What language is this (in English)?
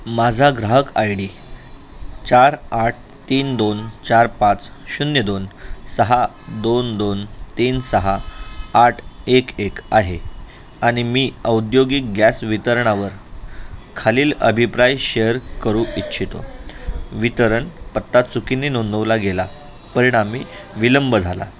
Marathi